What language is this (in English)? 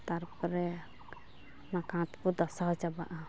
Santali